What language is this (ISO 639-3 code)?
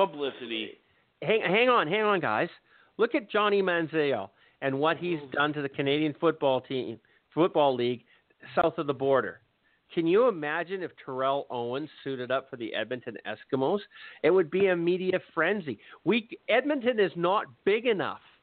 eng